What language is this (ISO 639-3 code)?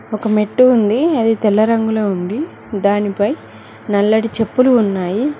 tel